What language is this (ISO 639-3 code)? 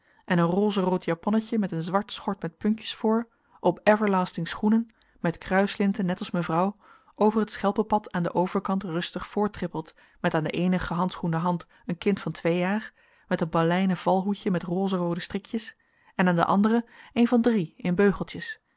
nld